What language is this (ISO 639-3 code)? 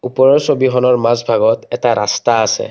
asm